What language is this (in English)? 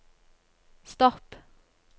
Norwegian